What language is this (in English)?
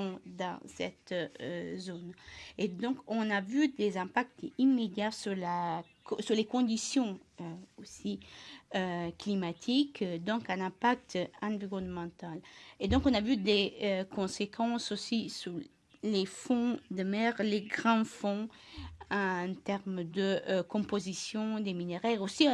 French